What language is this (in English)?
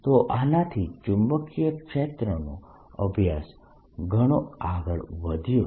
Gujarati